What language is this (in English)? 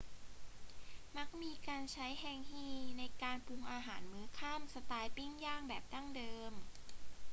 Thai